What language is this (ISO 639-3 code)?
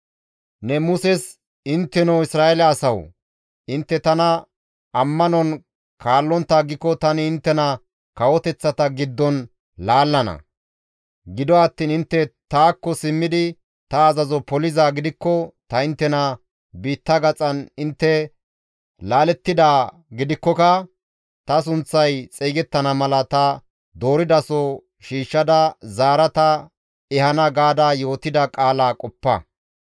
gmv